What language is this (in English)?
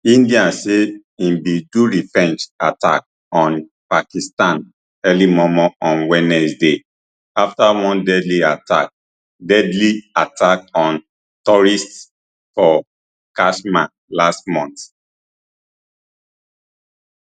Nigerian Pidgin